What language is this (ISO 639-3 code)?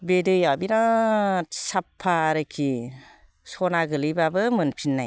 brx